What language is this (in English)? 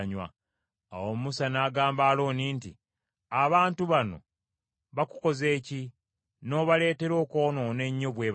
Ganda